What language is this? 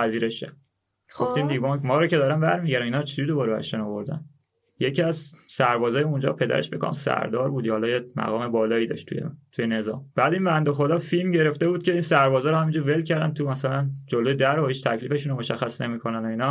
Persian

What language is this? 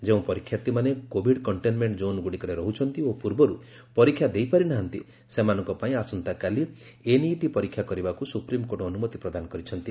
Odia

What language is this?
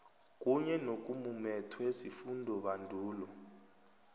South Ndebele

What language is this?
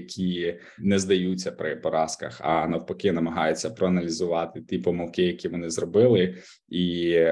Ukrainian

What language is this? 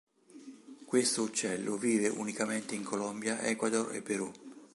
Italian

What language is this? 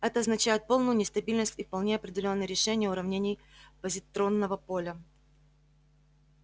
Russian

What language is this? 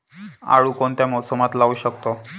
Marathi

